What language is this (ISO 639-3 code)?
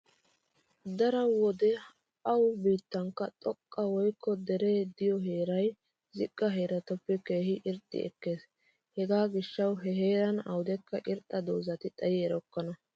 wal